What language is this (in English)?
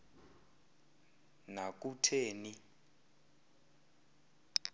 Xhosa